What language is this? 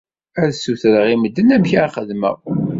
Kabyle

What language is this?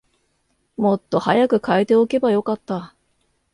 Japanese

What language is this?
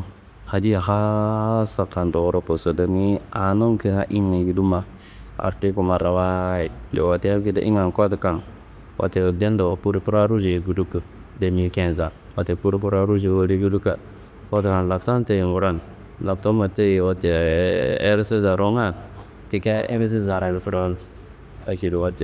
Kanembu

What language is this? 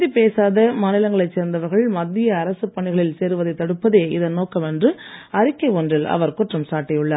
Tamil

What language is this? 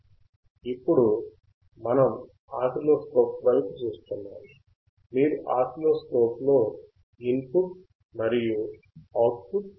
Telugu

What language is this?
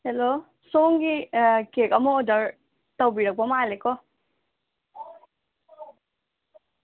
Manipuri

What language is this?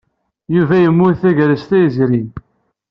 Kabyle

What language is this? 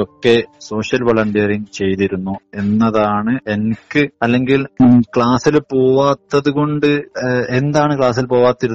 Malayalam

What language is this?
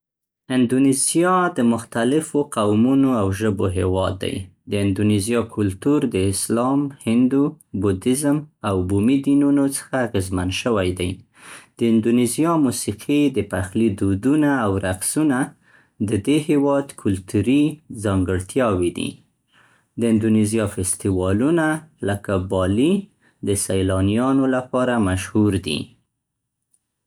Central Pashto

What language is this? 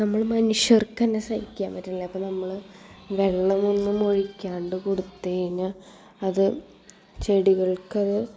Malayalam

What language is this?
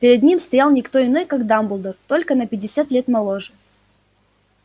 Russian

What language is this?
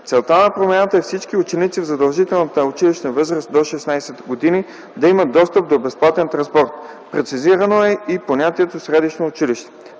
Bulgarian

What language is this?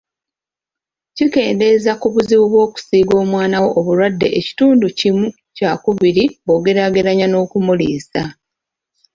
Ganda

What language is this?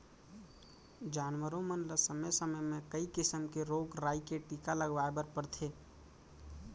Chhattisgarhi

